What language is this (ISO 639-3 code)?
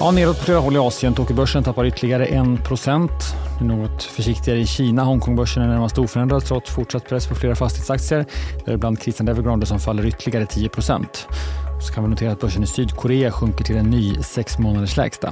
swe